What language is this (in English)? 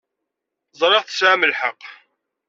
Kabyle